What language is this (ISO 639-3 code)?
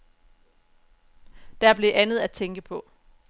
dan